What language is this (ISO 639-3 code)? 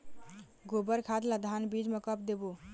hne